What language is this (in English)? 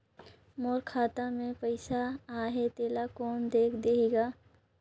Chhattisgarhi